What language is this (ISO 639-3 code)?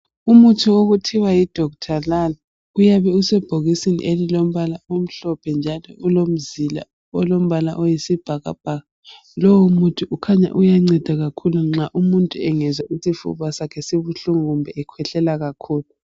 nde